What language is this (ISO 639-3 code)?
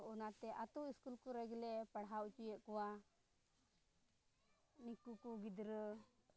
sat